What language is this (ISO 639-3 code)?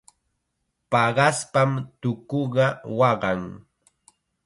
qxa